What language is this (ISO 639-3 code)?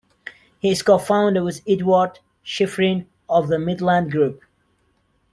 eng